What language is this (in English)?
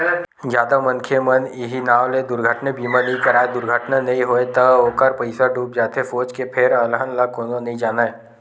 Chhattisgarhi